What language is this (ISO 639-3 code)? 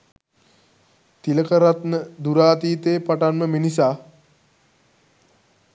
sin